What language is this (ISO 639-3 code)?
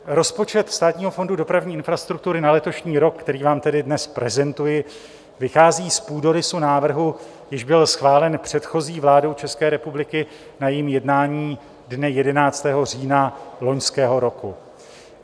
ces